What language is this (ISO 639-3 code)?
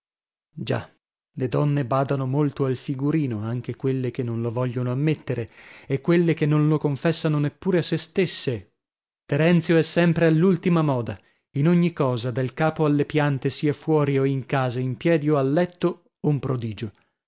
ita